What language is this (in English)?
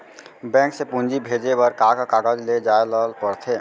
Chhattisgarhi